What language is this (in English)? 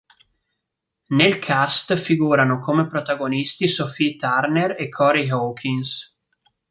Italian